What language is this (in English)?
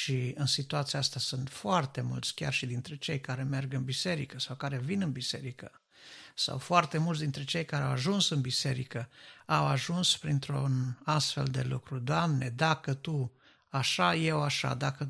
Romanian